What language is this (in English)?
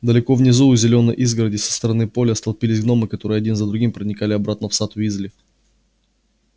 Russian